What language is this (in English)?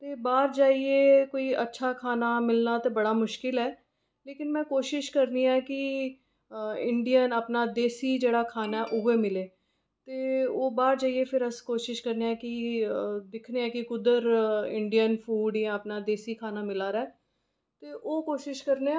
Dogri